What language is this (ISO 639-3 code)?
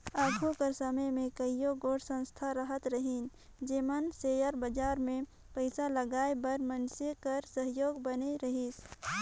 hne